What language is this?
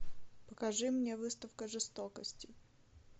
Russian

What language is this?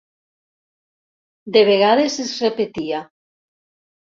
Catalan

